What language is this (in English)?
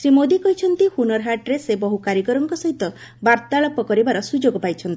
Odia